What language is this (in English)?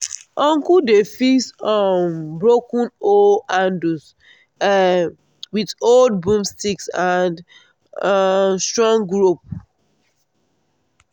Nigerian Pidgin